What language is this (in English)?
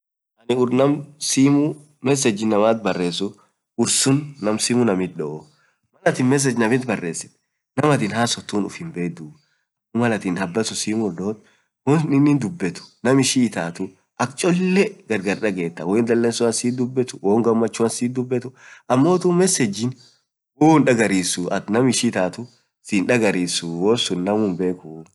Orma